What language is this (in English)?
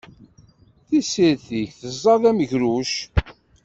Kabyle